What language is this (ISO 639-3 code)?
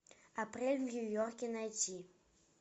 rus